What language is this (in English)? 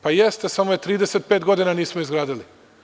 Serbian